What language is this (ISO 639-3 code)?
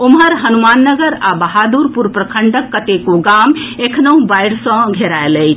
mai